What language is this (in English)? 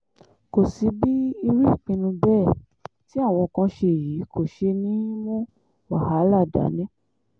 Yoruba